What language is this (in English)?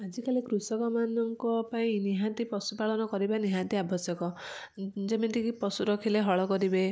Odia